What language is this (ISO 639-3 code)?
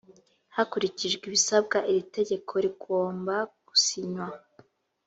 kin